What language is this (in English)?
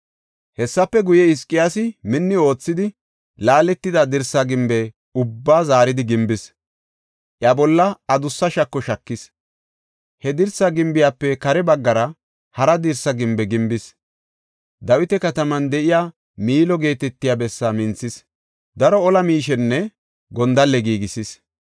Gofa